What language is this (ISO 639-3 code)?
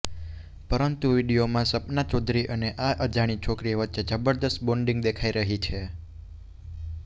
guj